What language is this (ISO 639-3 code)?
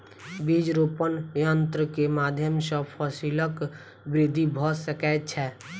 mai